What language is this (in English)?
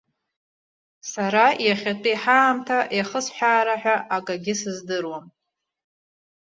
Abkhazian